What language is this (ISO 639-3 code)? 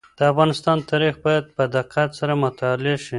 pus